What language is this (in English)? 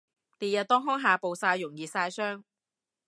Cantonese